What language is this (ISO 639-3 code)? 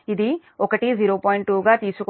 tel